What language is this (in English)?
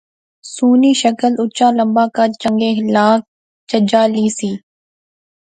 Pahari-Potwari